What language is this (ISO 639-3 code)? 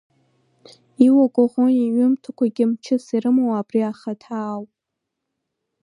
abk